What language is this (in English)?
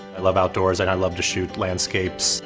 English